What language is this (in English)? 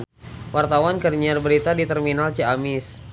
Sundanese